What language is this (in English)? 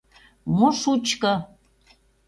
Mari